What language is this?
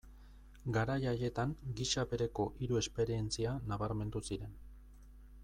Basque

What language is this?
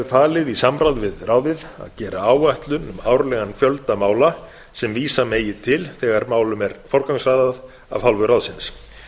Icelandic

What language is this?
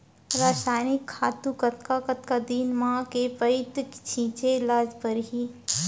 Chhattisgarhi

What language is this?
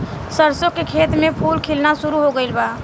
Bhojpuri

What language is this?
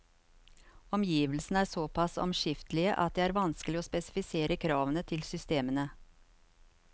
Norwegian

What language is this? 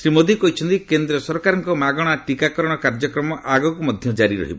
Odia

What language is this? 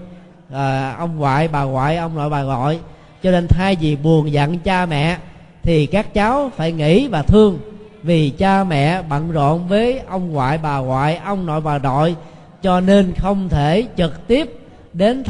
Vietnamese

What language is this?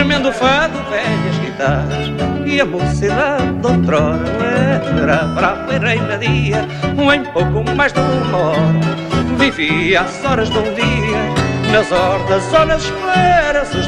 Portuguese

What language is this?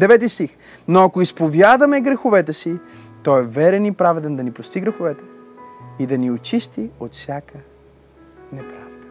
Bulgarian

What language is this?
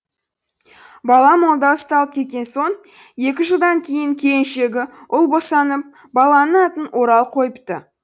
Kazakh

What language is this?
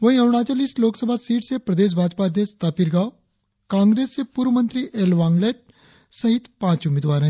Hindi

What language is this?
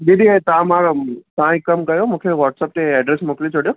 Sindhi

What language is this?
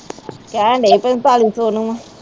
Punjabi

